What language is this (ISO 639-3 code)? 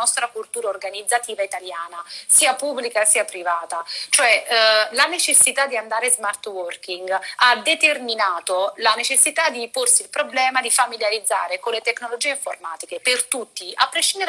ita